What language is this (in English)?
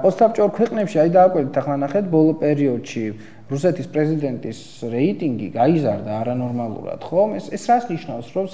Romanian